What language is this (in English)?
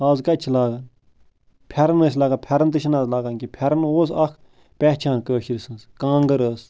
Kashmiri